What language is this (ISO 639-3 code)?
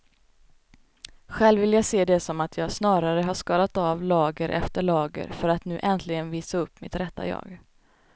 swe